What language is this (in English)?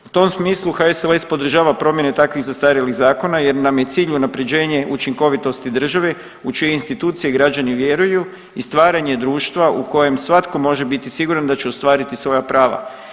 Croatian